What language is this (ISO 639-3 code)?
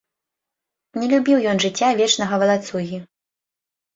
bel